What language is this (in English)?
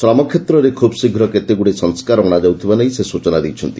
Odia